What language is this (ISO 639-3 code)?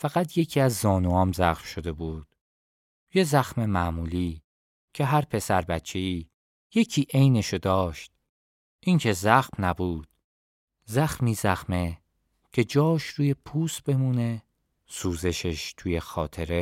fas